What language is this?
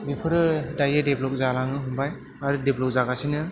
Bodo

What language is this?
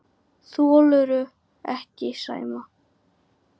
Icelandic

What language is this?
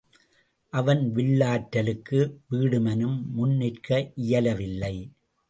Tamil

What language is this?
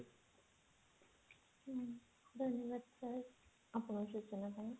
Odia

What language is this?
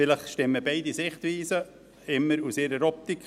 Swiss German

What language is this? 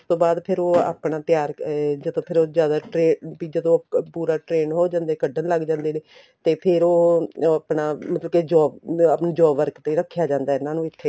Punjabi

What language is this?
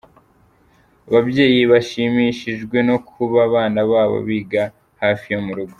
Kinyarwanda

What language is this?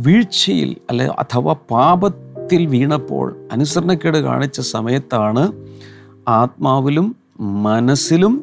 Malayalam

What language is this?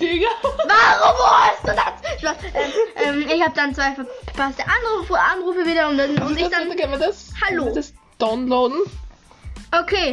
German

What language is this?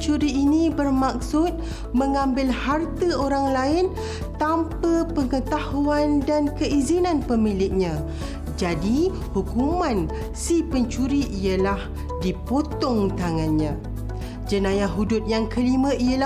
Malay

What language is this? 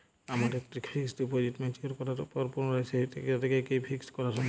Bangla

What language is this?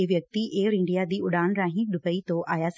Punjabi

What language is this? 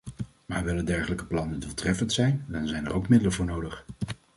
Dutch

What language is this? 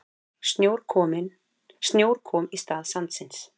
Icelandic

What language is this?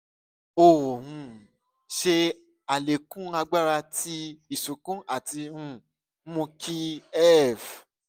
Yoruba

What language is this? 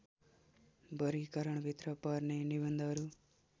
Nepali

